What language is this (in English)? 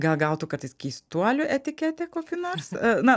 Lithuanian